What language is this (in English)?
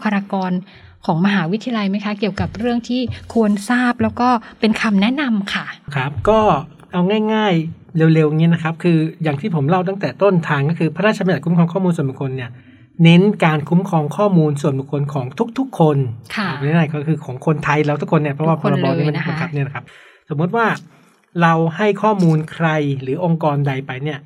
Thai